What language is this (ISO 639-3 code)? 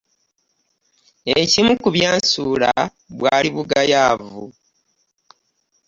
lug